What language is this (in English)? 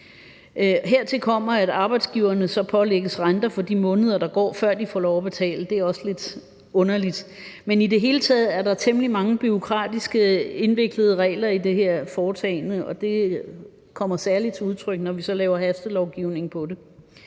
Danish